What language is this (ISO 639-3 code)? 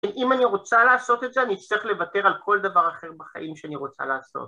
heb